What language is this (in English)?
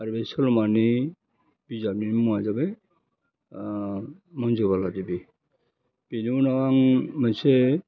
Bodo